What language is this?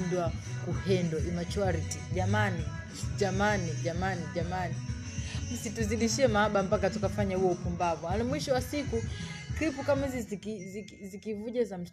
Swahili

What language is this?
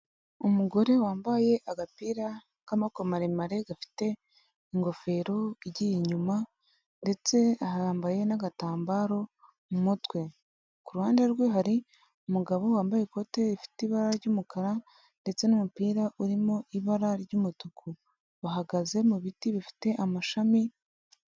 Kinyarwanda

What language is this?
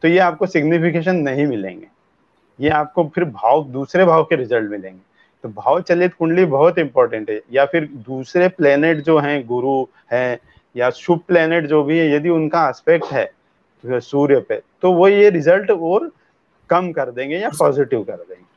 Hindi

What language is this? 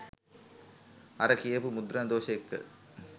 Sinhala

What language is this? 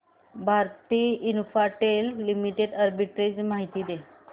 Marathi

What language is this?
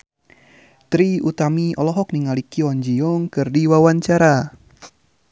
Sundanese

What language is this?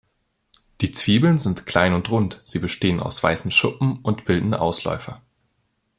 German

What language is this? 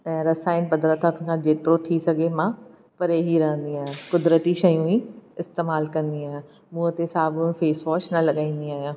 Sindhi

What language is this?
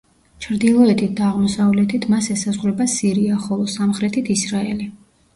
Georgian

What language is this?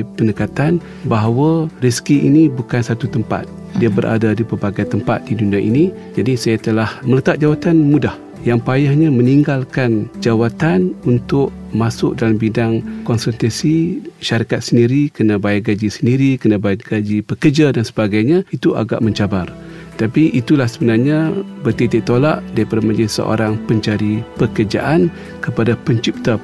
Malay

